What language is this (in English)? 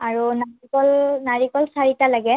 Assamese